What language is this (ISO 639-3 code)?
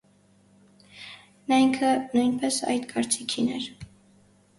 hye